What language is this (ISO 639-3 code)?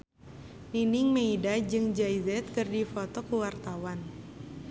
sun